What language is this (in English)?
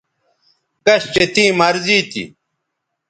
Bateri